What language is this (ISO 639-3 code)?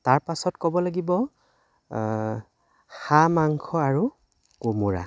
asm